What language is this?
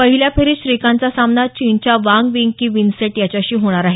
Marathi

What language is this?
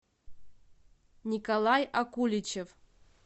Russian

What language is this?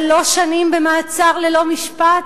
Hebrew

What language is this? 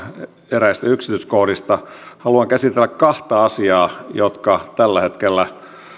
Finnish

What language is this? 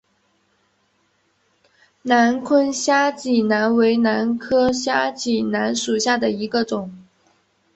Chinese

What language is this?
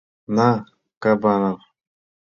Mari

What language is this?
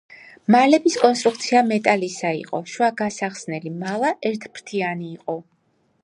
Georgian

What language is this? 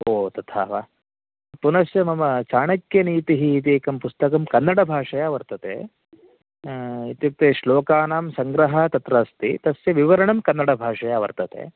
Sanskrit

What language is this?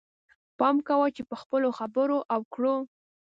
Pashto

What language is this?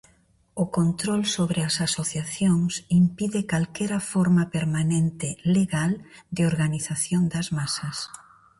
Galician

